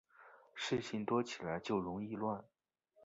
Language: Chinese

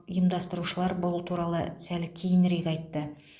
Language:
Kazakh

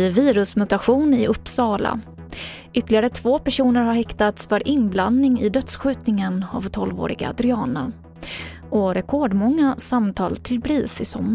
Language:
Swedish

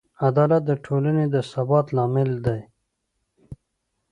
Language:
Pashto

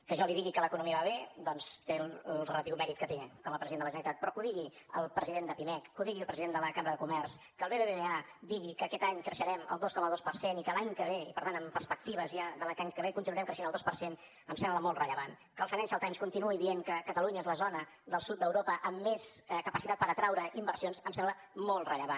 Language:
Catalan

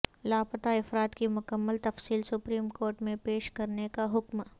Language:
Urdu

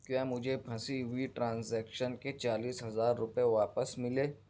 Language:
Urdu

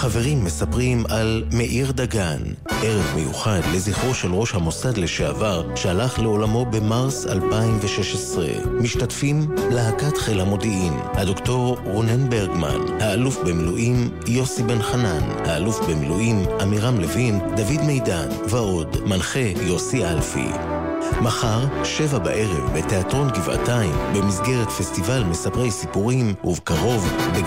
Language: Hebrew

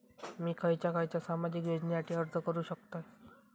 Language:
Marathi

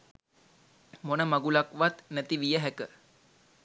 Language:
Sinhala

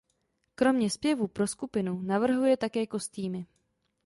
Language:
Czech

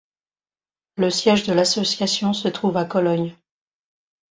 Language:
French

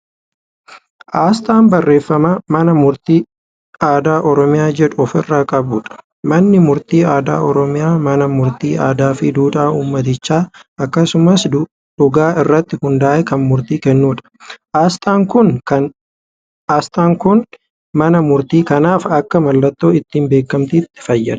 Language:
Oromo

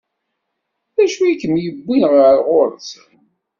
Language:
Kabyle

